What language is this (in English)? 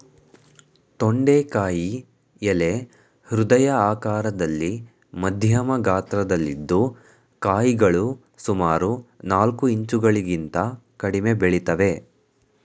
Kannada